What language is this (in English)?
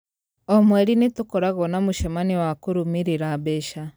Kikuyu